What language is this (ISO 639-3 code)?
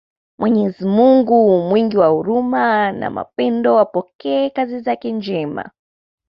swa